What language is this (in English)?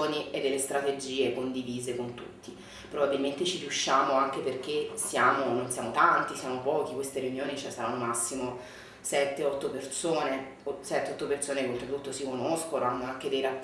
Italian